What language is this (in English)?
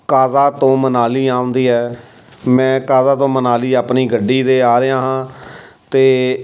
Punjabi